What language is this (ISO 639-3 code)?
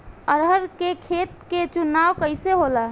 bho